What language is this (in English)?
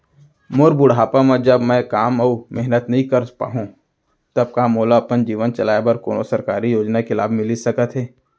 Chhattisgarhi